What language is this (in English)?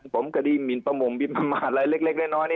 Thai